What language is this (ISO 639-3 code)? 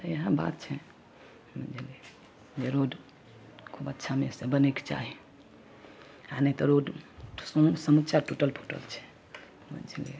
mai